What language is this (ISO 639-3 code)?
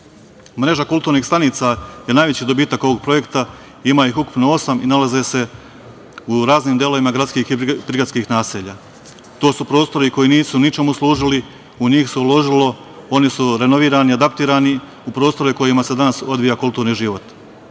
srp